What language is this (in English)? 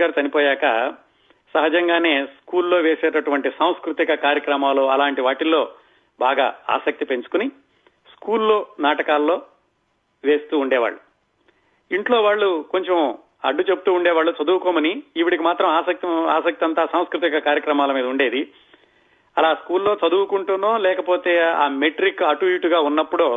Telugu